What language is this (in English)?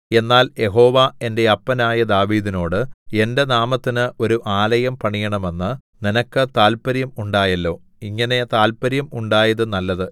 Malayalam